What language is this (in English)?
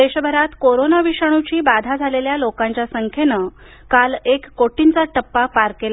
Marathi